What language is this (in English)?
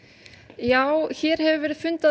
Icelandic